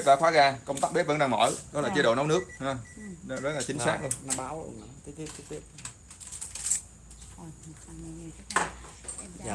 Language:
Vietnamese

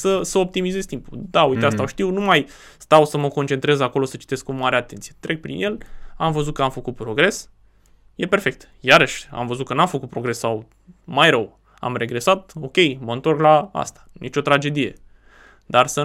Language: Romanian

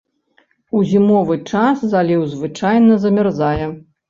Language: Belarusian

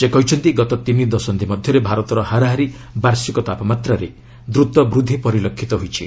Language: Odia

